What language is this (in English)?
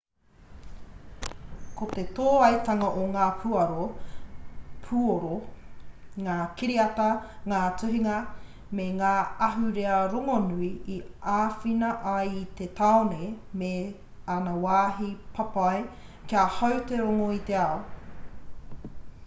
Māori